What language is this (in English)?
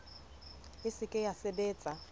Southern Sotho